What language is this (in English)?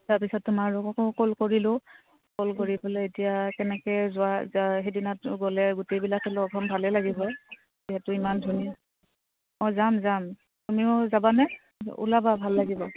Assamese